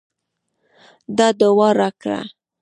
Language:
Pashto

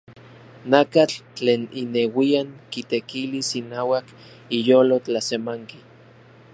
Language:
Central Puebla Nahuatl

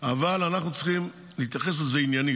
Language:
Hebrew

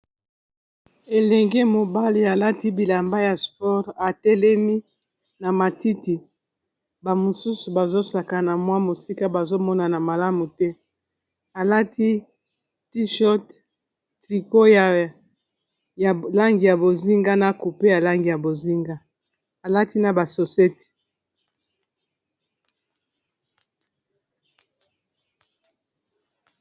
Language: Lingala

